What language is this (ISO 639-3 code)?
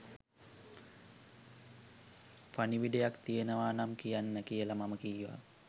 sin